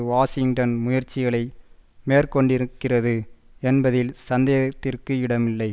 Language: Tamil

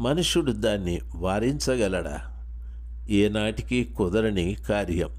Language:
Telugu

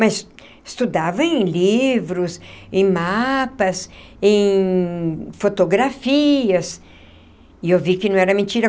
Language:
Portuguese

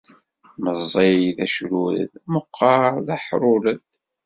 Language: Kabyle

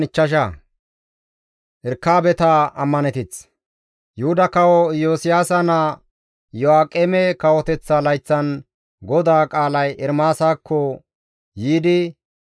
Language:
Gamo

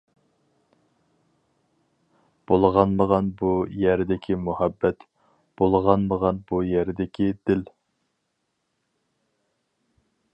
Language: Uyghur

